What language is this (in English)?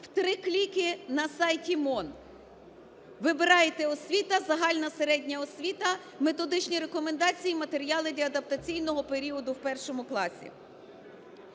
Ukrainian